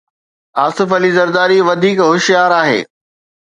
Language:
Sindhi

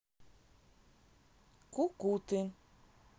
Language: Russian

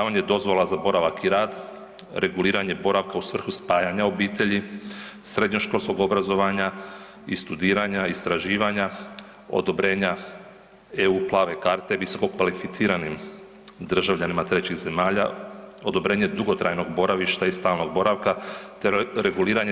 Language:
Croatian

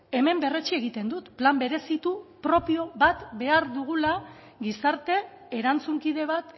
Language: Basque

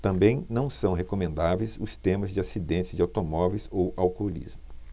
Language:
Portuguese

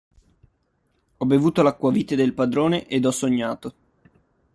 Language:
Italian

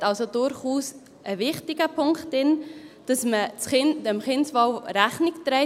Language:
Swiss German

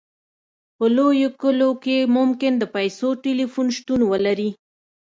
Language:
Pashto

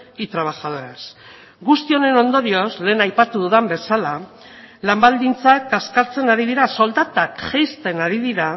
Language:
Basque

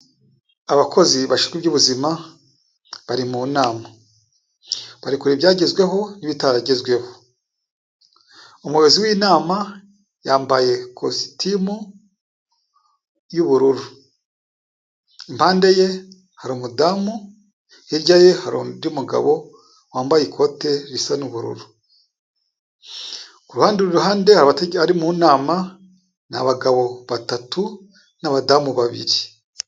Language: Kinyarwanda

